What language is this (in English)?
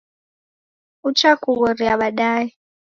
Taita